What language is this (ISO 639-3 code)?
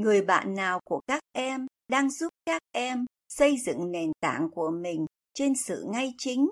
vie